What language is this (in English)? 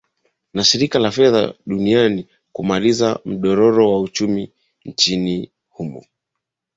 Swahili